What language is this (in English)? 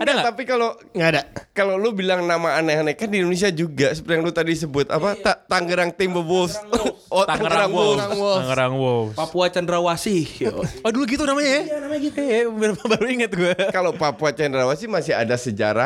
Indonesian